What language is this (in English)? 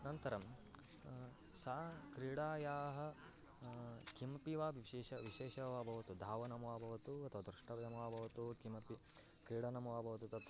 Sanskrit